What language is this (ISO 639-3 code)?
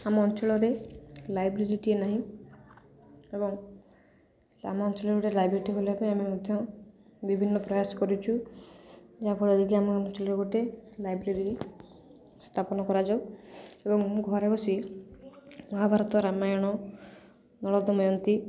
ori